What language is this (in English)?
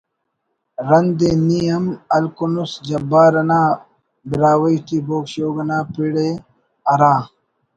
Brahui